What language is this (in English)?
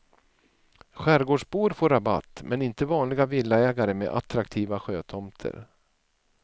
Swedish